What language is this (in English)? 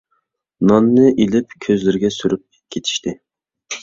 Uyghur